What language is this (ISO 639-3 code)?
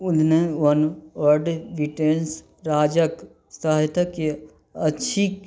mai